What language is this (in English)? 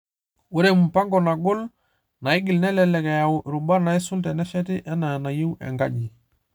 Masai